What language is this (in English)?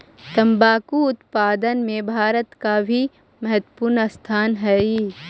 Magahi